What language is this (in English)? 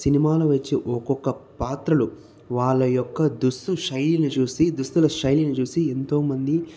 Telugu